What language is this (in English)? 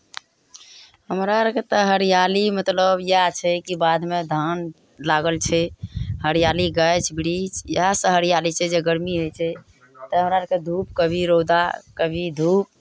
Maithili